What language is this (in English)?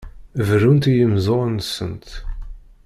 Kabyle